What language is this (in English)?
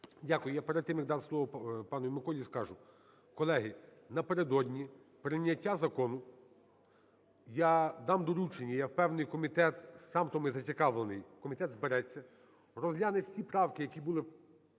Ukrainian